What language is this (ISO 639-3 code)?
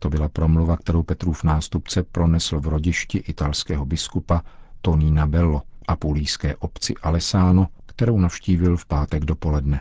ces